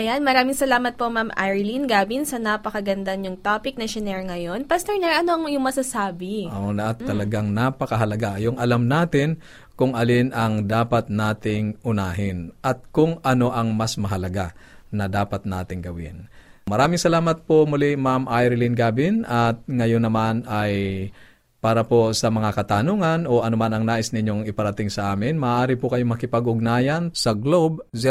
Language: Filipino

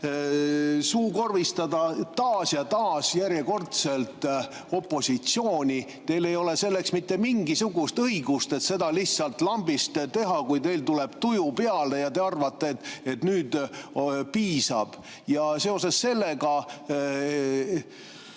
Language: Estonian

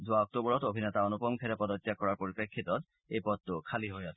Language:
Assamese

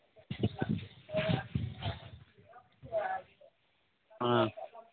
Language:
Manipuri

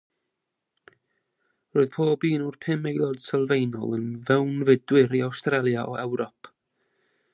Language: Welsh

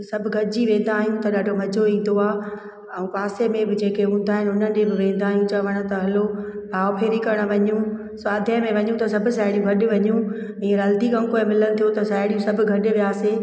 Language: Sindhi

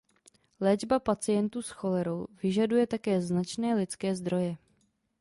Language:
Czech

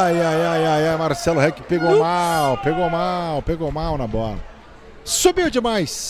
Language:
Portuguese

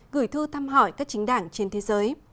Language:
Vietnamese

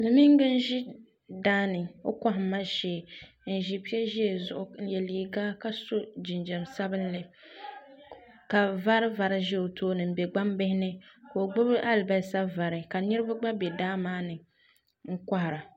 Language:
Dagbani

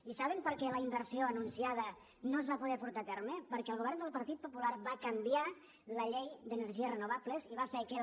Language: Catalan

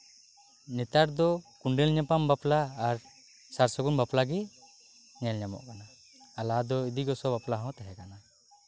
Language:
Santali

